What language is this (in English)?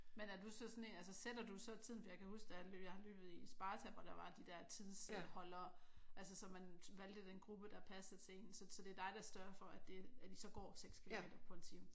Danish